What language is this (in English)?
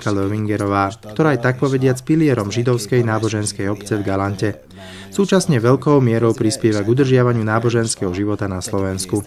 Slovak